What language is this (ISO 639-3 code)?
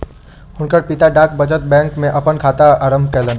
mai